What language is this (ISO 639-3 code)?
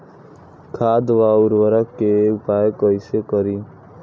bho